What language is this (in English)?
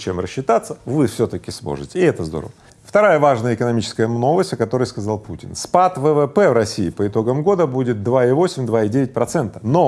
Russian